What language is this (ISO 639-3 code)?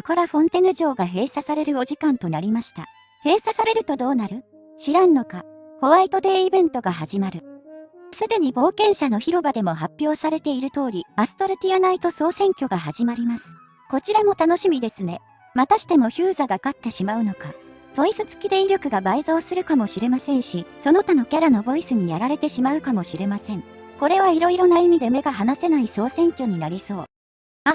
jpn